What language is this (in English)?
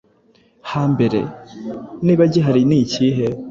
Kinyarwanda